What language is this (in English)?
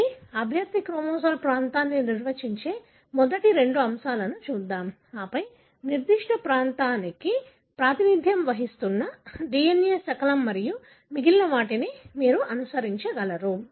Telugu